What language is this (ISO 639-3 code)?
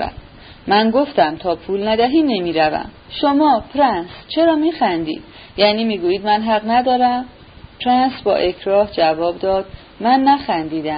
fas